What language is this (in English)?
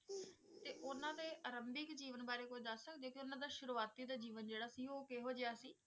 Punjabi